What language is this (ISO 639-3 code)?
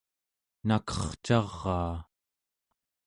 esu